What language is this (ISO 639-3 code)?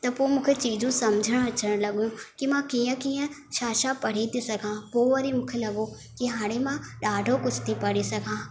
snd